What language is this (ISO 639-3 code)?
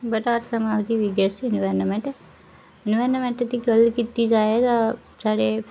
doi